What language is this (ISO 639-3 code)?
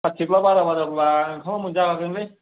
brx